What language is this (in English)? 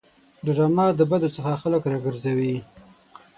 Pashto